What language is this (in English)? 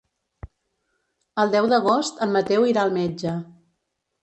Catalan